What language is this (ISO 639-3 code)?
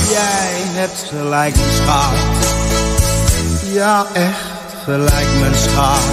nld